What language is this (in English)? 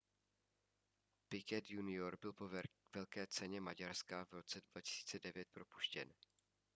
Czech